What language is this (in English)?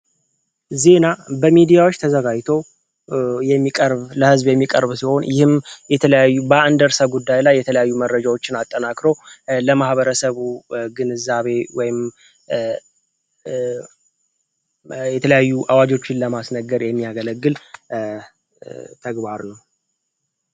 Amharic